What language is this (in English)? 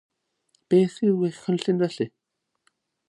Welsh